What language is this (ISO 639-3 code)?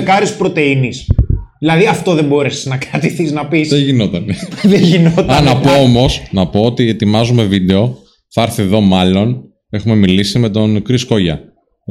ell